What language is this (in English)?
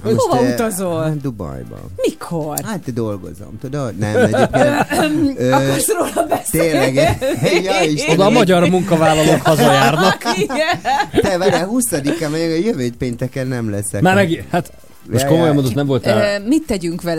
Hungarian